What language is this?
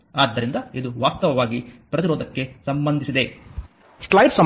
Kannada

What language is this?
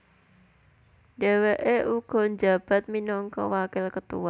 Javanese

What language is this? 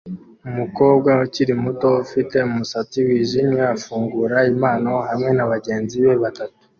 Kinyarwanda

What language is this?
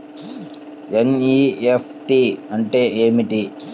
Telugu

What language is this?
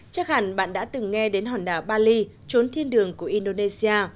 Vietnamese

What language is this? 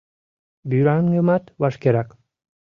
Mari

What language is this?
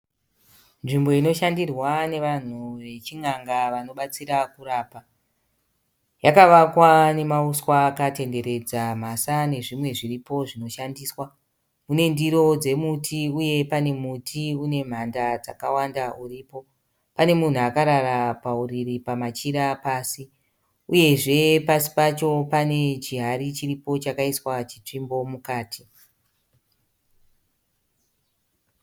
Shona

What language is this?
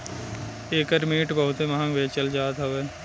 Bhojpuri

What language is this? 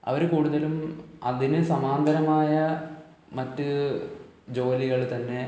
Malayalam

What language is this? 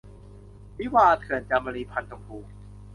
Thai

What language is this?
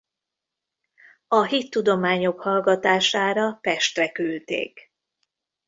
Hungarian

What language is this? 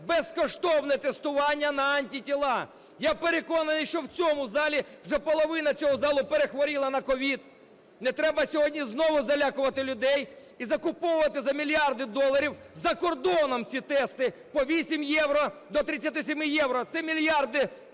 Ukrainian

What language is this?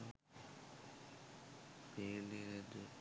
Sinhala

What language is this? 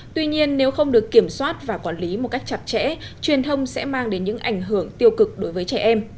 Vietnamese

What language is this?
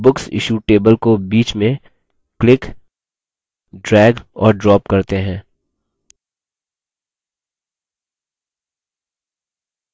Hindi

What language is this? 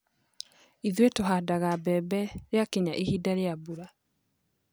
Kikuyu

